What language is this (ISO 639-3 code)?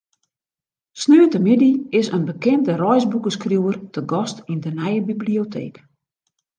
fry